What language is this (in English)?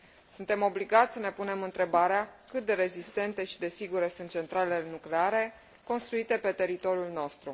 Romanian